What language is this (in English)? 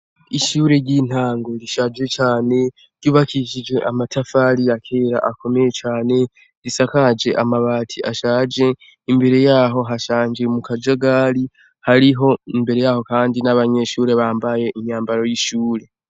Rundi